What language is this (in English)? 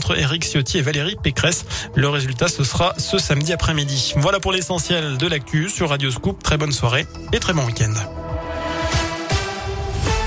French